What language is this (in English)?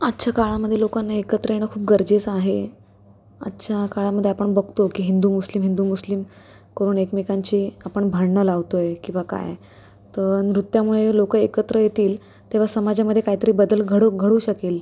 Marathi